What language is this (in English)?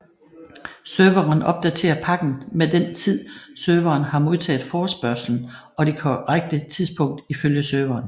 Danish